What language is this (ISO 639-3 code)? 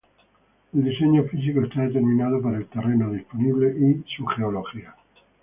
spa